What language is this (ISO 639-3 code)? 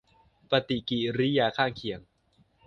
tha